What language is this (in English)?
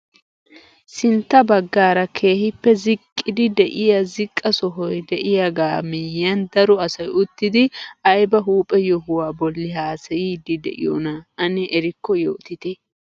Wolaytta